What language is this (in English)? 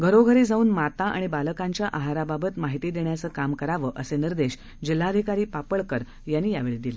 Marathi